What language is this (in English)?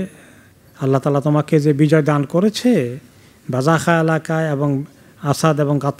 Bangla